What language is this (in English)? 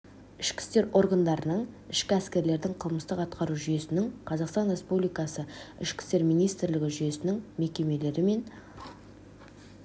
Kazakh